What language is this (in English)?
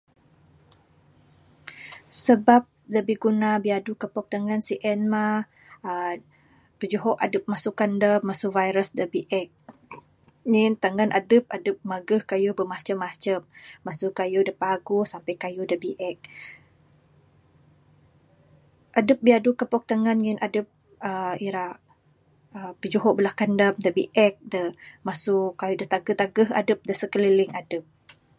Bukar-Sadung Bidayuh